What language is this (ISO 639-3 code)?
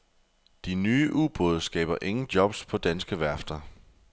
dan